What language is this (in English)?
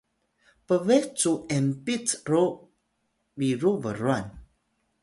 Atayal